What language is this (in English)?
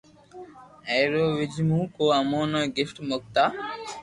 Loarki